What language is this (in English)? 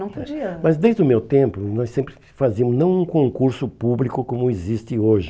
Portuguese